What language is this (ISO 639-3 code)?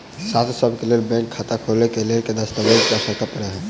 mai